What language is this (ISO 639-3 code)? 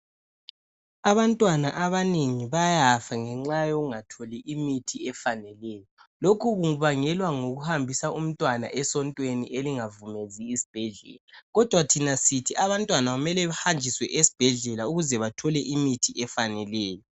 nde